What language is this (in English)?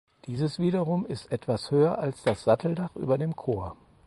German